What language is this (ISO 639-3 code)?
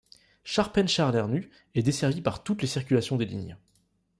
fra